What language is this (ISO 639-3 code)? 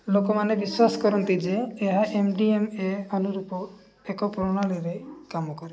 ori